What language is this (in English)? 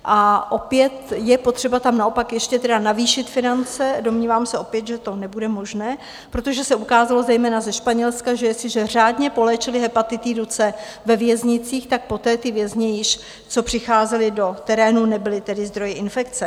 Czech